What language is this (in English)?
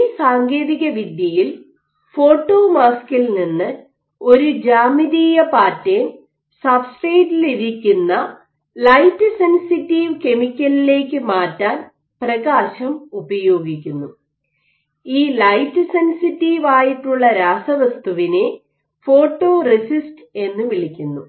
Malayalam